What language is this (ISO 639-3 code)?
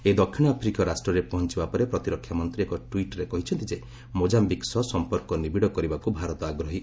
ori